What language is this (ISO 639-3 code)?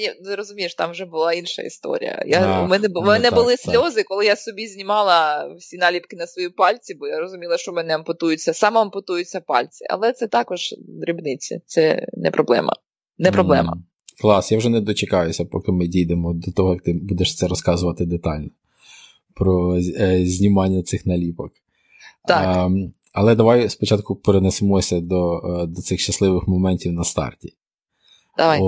ukr